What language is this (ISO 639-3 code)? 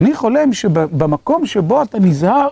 heb